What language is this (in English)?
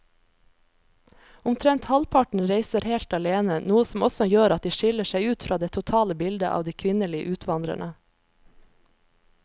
Norwegian